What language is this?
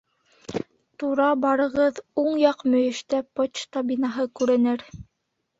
Bashkir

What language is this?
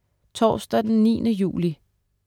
Danish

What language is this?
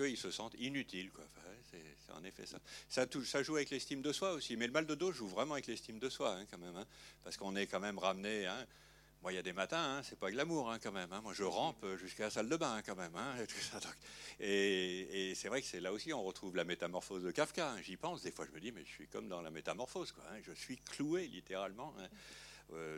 French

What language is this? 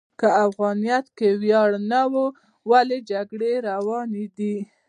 Pashto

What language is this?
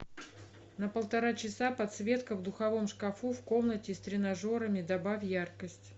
Russian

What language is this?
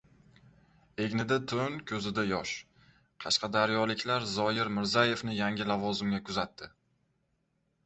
Uzbek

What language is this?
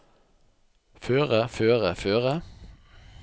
Norwegian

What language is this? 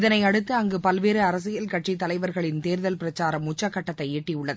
Tamil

